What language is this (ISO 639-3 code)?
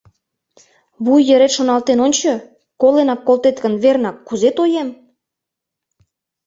chm